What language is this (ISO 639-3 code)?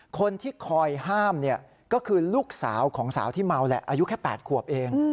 tha